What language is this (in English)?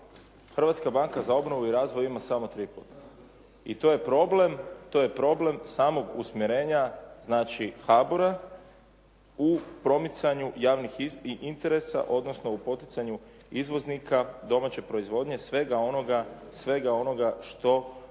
Croatian